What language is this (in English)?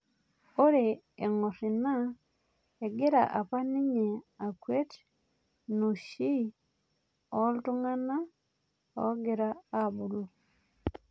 Masai